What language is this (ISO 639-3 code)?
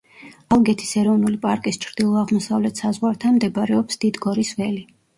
kat